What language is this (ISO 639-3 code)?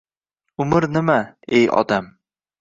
uzb